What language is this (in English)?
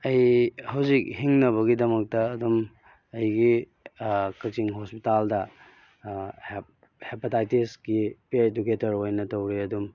Manipuri